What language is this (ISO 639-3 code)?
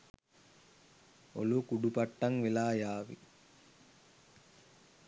sin